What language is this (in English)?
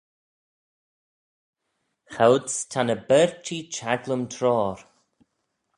Manx